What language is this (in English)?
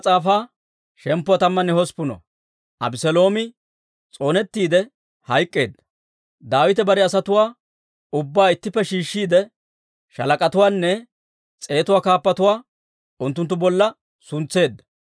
Dawro